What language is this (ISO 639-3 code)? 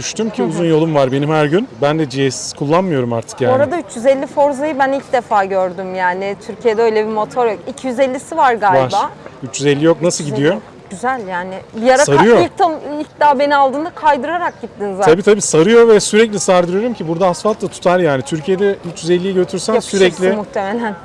tur